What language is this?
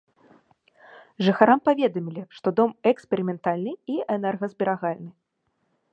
Belarusian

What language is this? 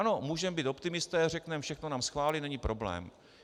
Czech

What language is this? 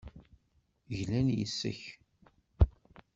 Kabyle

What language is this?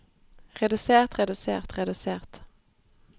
Norwegian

